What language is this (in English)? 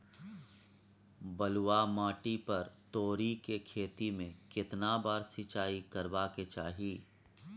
Maithili